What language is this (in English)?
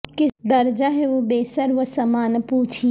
Urdu